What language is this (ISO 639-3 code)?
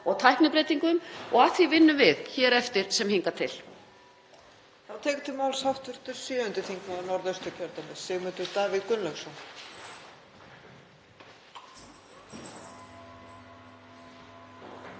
isl